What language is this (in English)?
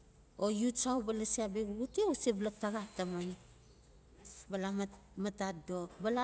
Notsi